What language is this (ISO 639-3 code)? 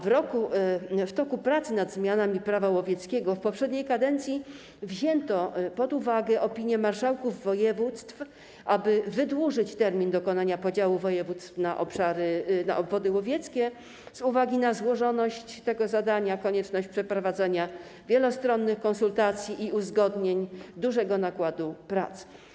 pol